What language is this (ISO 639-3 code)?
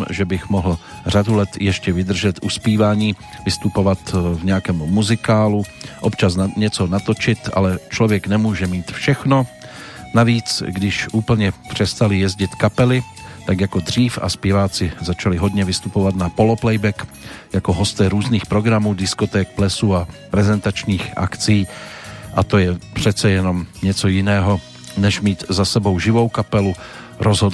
slk